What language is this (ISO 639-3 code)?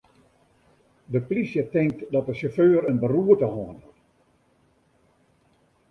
fry